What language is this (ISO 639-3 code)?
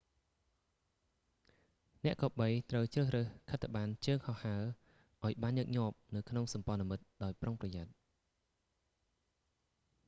khm